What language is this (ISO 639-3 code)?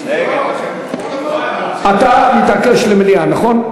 heb